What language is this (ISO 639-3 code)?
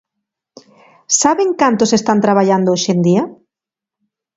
glg